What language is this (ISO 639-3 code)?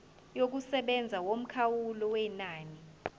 zul